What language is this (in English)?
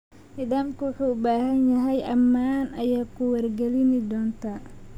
Somali